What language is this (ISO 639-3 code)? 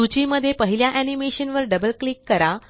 mar